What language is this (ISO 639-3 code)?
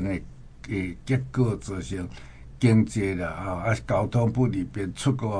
zho